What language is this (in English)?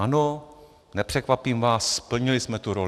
Czech